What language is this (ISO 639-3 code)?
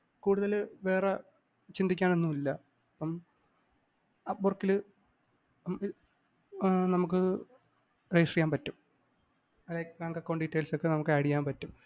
mal